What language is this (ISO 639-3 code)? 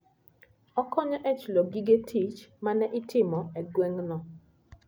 luo